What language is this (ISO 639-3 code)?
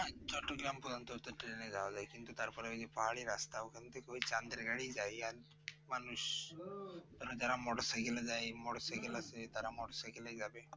ben